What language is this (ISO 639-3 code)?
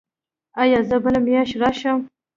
pus